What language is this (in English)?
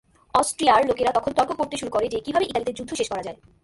Bangla